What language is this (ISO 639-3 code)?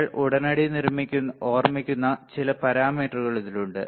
mal